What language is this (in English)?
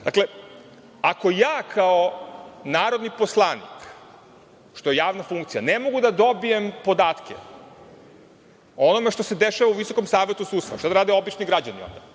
Serbian